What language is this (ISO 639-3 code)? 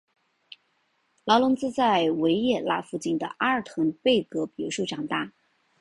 zho